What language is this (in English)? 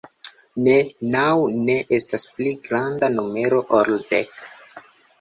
Esperanto